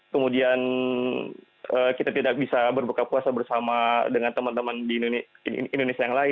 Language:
Indonesian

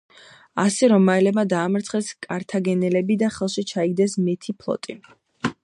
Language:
Georgian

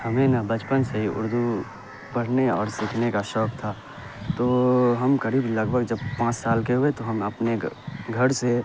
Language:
Urdu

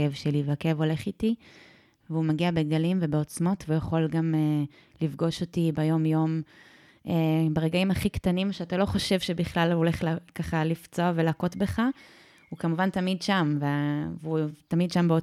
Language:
Hebrew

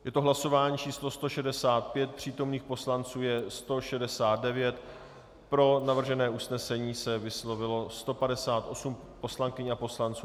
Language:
Czech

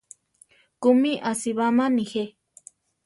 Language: Central Tarahumara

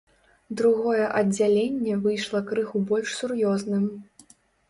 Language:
Belarusian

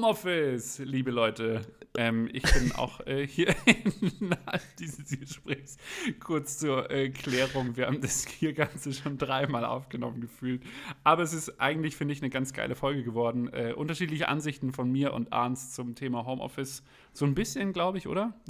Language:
German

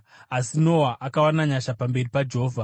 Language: Shona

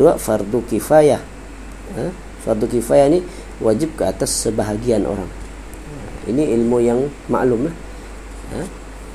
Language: Malay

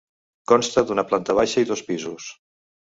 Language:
Catalan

